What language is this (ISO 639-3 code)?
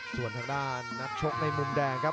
tha